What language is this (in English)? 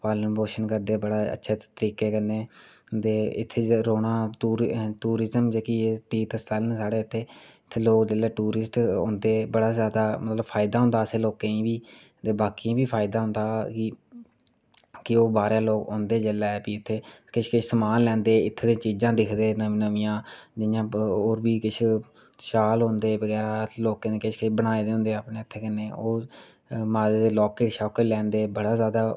Dogri